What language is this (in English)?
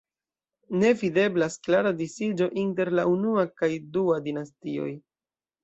Esperanto